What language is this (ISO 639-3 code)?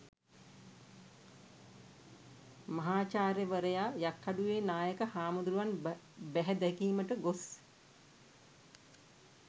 sin